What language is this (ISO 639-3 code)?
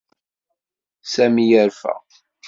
kab